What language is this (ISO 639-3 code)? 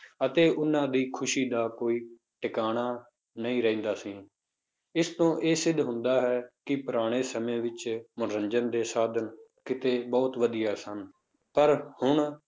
pan